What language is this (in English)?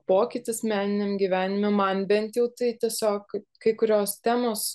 Lithuanian